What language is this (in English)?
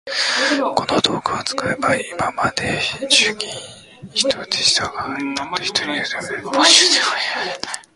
Japanese